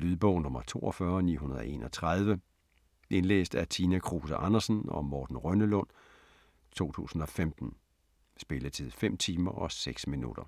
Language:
Danish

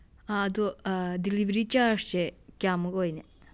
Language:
Manipuri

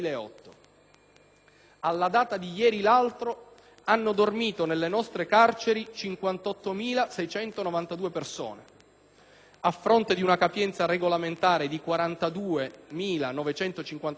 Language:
Italian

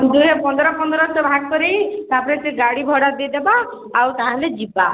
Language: Odia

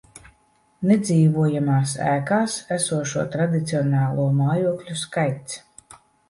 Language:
Latvian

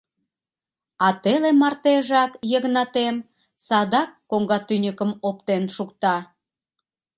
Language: Mari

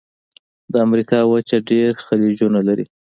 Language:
Pashto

